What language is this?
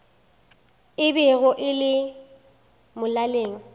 Northern Sotho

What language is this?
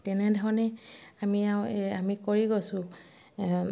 Assamese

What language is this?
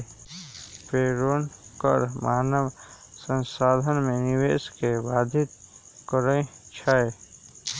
Magahi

